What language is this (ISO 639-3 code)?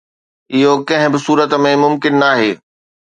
snd